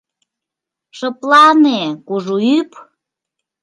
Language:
Mari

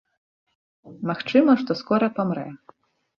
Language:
Belarusian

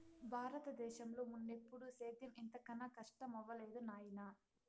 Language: Telugu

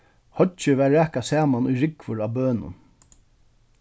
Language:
Faroese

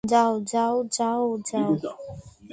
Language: Bangla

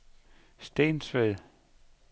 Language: Danish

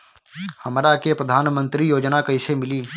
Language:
Bhojpuri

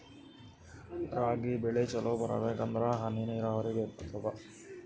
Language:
Kannada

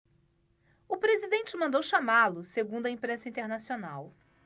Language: Portuguese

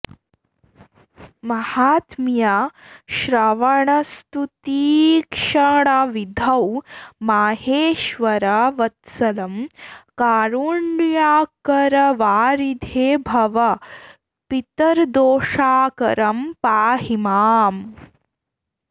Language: Sanskrit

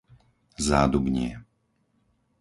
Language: Slovak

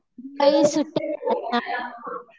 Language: Marathi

